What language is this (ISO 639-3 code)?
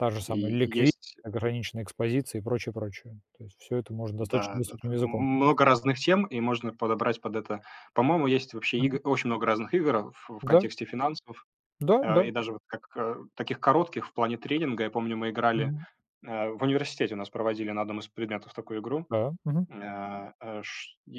rus